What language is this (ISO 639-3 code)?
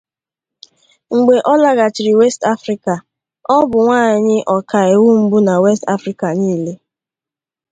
ibo